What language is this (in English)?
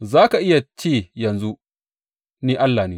Hausa